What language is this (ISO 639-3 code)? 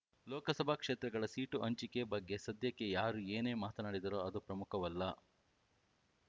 kan